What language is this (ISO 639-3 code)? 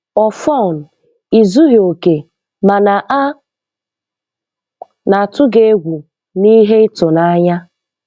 ibo